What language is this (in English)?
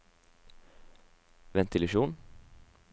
Norwegian